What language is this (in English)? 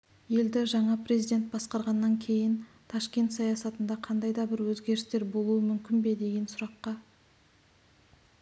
Kazakh